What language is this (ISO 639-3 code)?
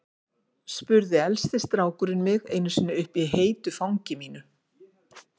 isl